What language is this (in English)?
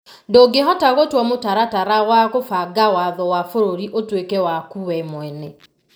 Kikuyu